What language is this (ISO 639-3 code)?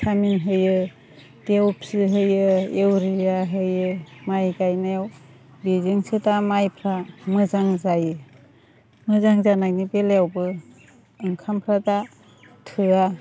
brx